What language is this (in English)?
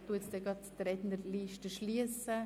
Swiss German